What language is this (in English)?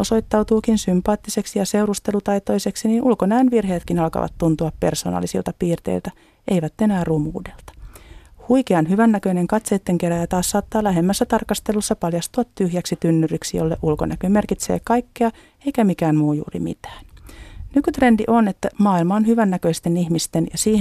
Finnish